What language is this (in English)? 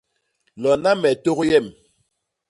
Basaa